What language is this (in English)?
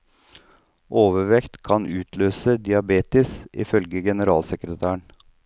Norwegian